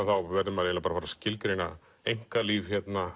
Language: Icelandic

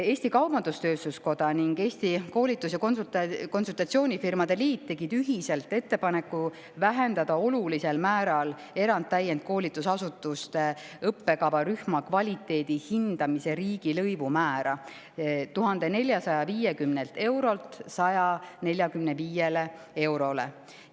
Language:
Estonian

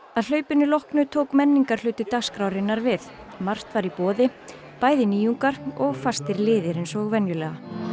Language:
Icelandic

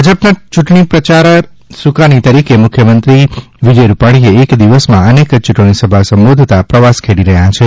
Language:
Gujarati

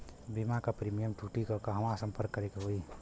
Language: Bhojpuri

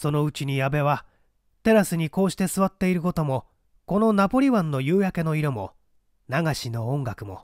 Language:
Japanese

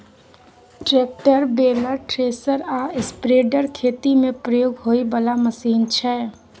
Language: Maithili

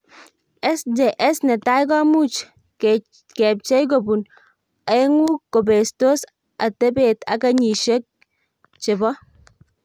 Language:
Kalenjin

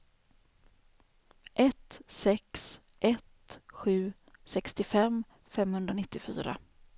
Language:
Swedish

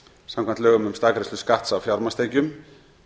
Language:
Icelandic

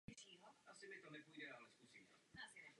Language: Czech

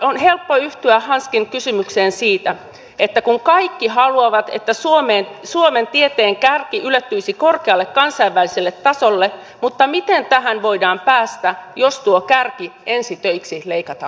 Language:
Finnish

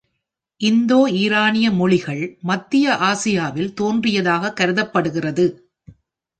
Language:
Tamil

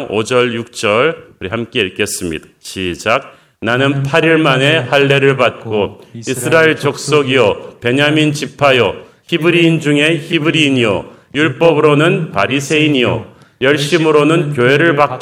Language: Korean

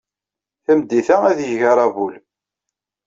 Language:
Kabyle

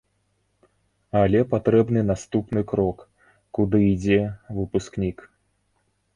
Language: Belarusian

